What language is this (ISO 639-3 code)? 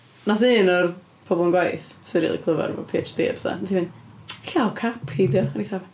cym